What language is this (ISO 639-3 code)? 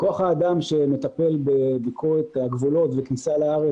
heb